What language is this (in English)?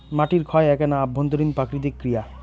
Bangla